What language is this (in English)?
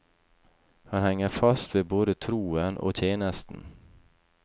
Norwegian